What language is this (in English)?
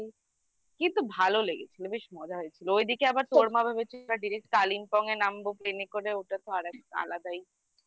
Bangla